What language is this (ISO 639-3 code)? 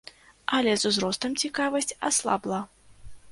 bel